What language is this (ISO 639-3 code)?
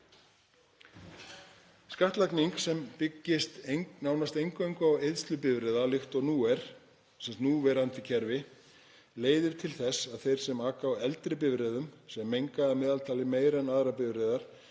isl